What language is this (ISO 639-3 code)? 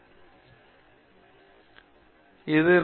tam